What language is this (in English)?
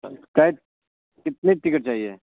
Urdu